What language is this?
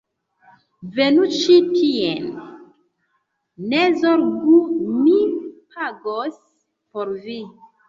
Esperanto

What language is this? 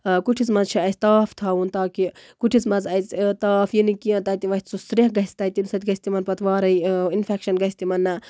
Kashmiri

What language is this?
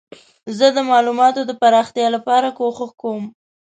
Pashto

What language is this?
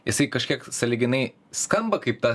Lithuanian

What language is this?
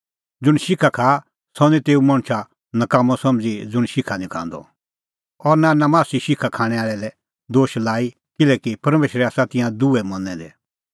Kullu Pahari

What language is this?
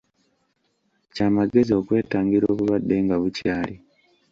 Ganda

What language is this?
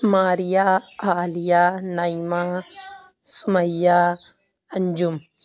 Urdu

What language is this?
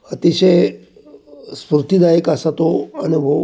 Marathi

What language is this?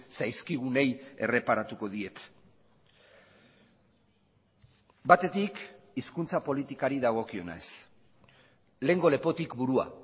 Basque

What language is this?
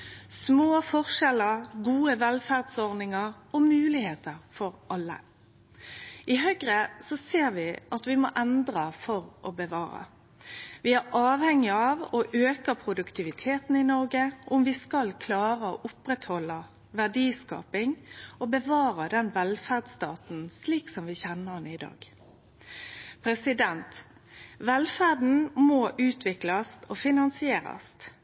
Norwegian Nynorsk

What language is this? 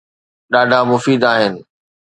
Sindhi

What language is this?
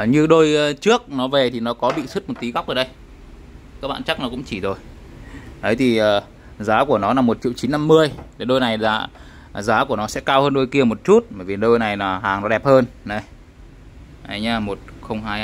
Vietnamese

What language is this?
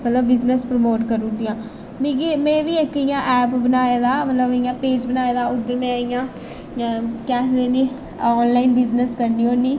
Dogri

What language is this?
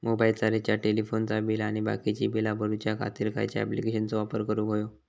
Marathi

